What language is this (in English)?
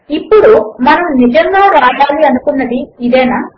Telugu